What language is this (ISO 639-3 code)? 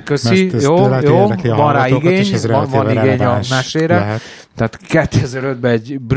hun